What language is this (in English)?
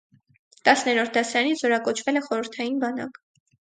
Armenian